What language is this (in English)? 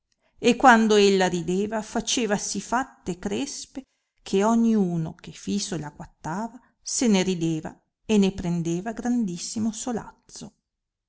Italian